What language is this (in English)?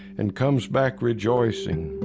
English